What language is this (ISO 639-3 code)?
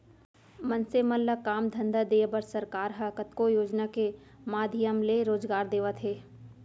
hne